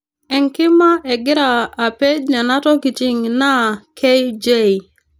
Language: Masai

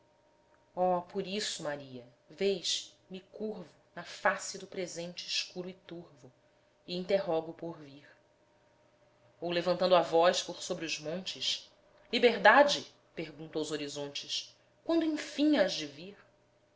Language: Portuguese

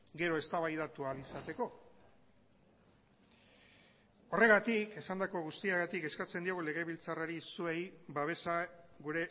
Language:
Basque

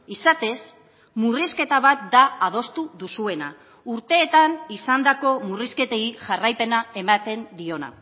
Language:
Basque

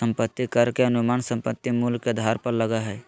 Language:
Magahi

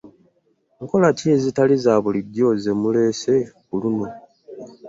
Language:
Ganda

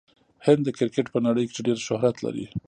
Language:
Pashto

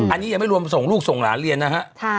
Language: Thai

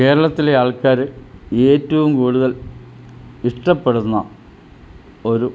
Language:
Malayalam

